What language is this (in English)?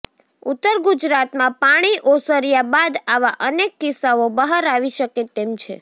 Gujarati